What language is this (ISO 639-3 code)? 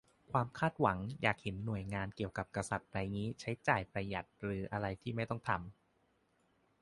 tha